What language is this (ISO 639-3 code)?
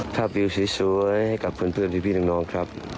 tha